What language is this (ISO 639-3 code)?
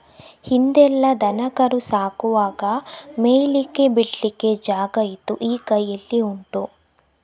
kan